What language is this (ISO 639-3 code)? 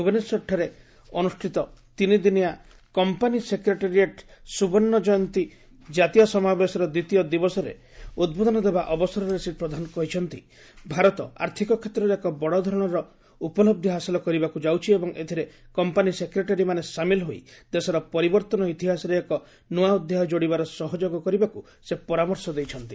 ori